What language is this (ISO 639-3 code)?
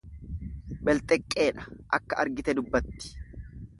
orm